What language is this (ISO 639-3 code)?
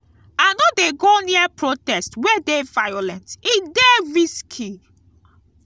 pcm